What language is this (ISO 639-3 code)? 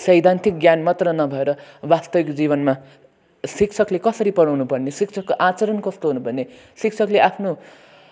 nep